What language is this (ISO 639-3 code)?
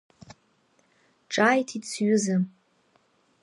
abk